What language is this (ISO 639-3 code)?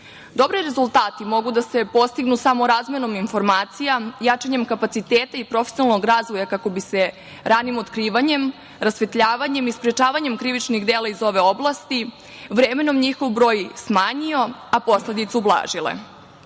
srp